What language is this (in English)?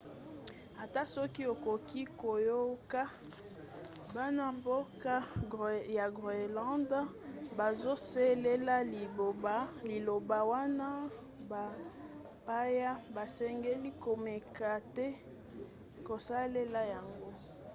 Lingala